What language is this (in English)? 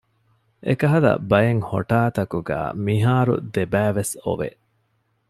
Divehi